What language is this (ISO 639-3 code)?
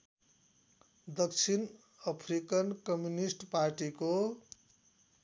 nep